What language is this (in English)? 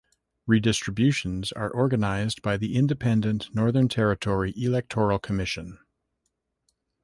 English